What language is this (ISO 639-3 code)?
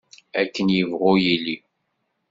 kab